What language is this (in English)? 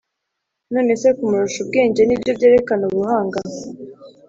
Kinyarwanda